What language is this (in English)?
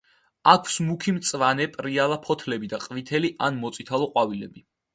Georgian